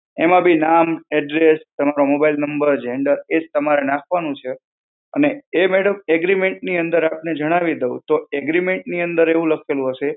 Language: Gujarati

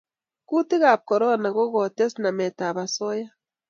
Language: Kalenjin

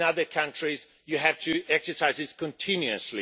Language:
English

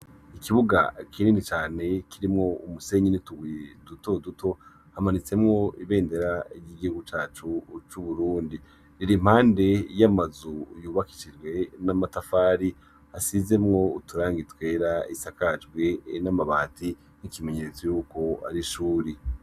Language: Rundi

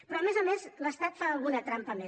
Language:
Catalan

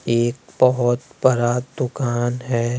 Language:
Hindi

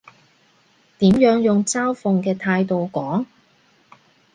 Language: Cantonese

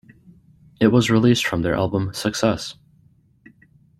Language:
English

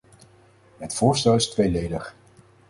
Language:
Dutch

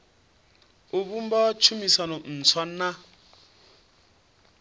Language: Venda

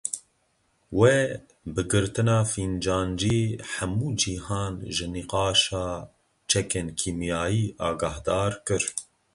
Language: Kurdish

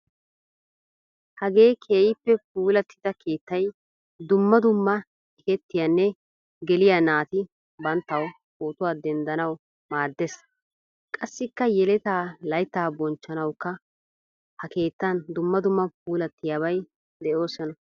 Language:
Wolaytta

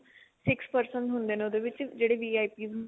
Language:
Punjabi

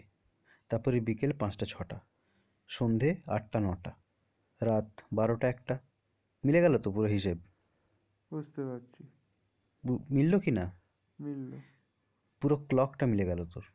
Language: Bangla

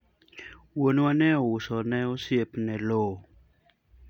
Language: Luo (Kenya and Tanzania)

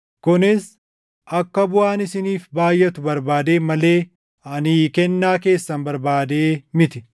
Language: Oromo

